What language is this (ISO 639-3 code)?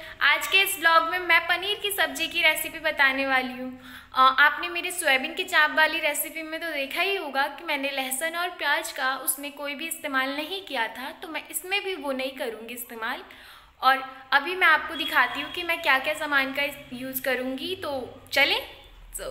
hin